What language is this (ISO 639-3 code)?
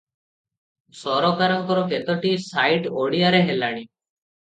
ori